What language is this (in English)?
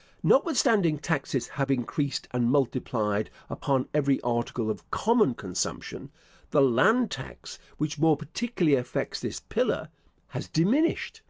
English